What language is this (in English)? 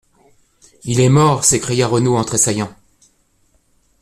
French